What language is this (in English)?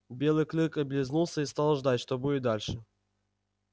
Russian